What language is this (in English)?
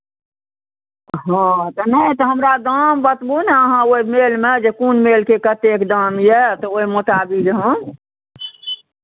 Maithili